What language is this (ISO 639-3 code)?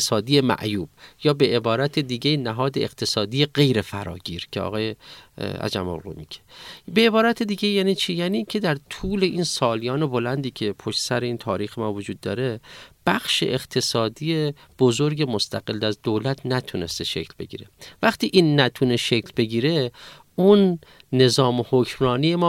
fas